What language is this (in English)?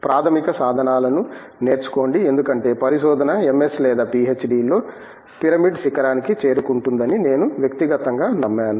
Telugu